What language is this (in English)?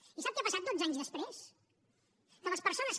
Catalan